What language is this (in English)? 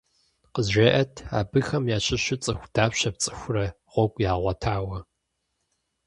Kabardian